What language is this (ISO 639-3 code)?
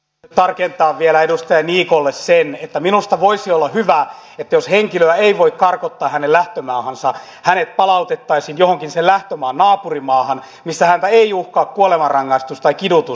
fin